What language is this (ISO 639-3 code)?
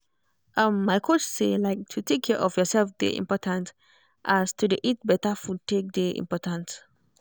pcm